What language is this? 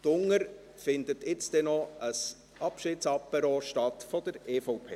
Swiss German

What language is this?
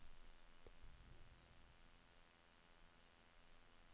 Norwegian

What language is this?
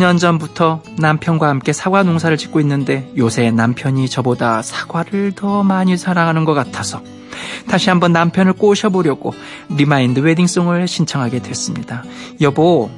Korean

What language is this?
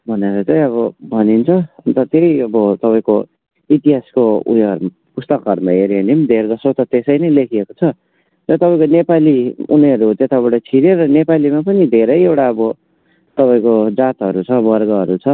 Nepali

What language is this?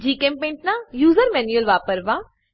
Gujarati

